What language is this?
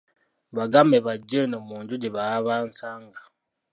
Ganda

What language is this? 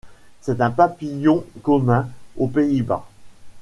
French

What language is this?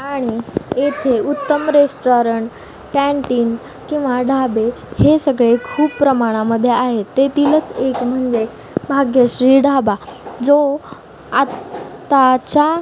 Marathi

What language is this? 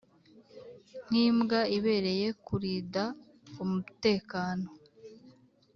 Kinyarwanda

